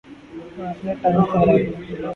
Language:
Urdu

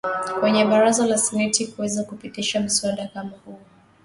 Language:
Swahili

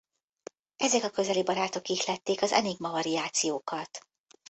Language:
Hungarian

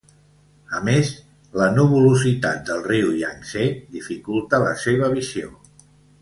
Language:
Catalan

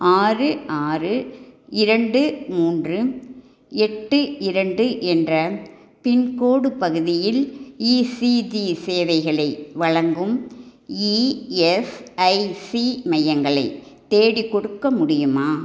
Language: Tamil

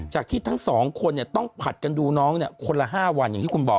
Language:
Thai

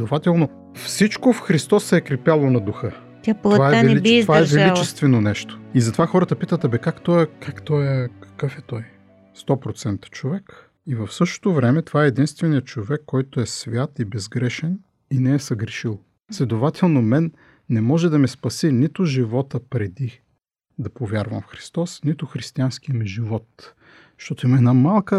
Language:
Bulgarian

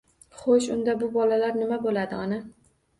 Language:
Uzbek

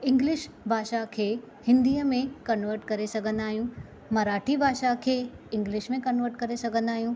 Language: Sindhi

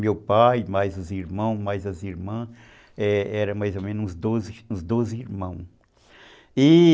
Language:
Portuguese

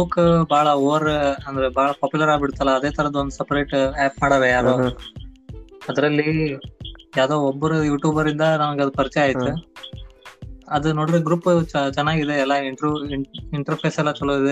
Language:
Kannada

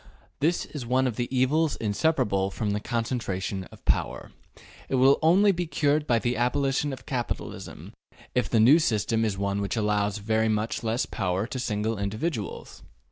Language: English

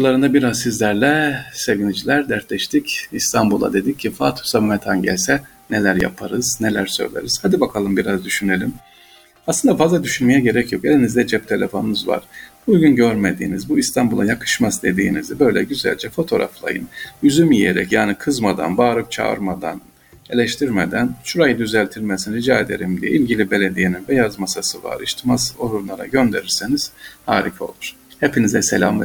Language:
Turkish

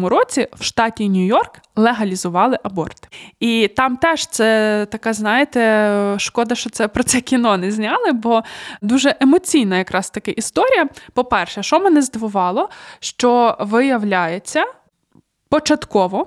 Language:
Ukrainian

